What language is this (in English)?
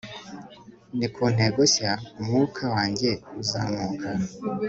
Kinyarwanda